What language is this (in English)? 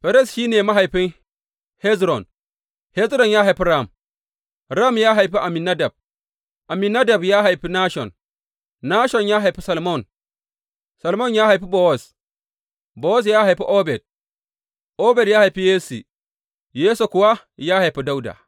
Hausa